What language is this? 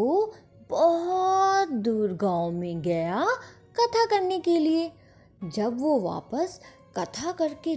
Hindi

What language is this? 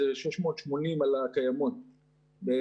Hebrew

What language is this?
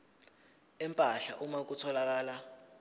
Zulu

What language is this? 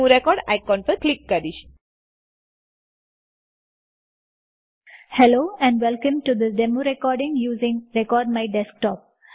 Gujarati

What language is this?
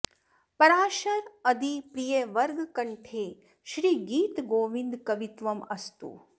Sanskrit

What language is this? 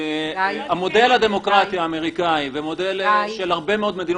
Hebrew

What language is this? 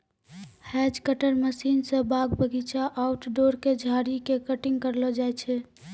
Maithili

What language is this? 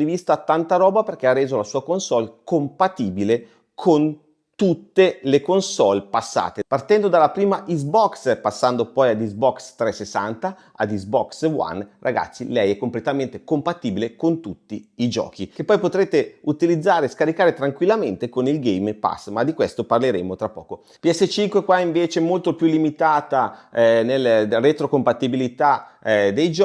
Italian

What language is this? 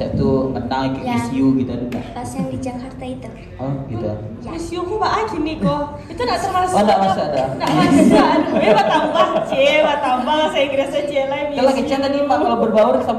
Indonesian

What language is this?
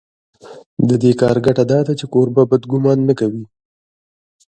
Pashto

